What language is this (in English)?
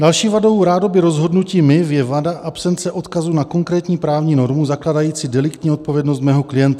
Czech